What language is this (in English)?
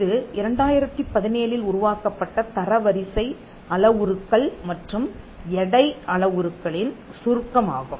Tamil